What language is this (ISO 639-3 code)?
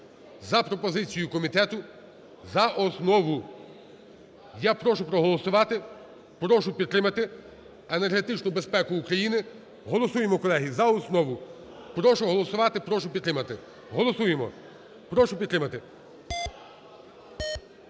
ukr